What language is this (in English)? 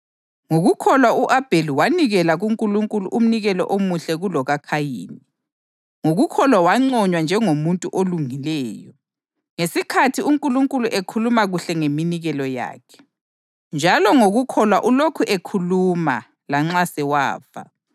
North Ndebele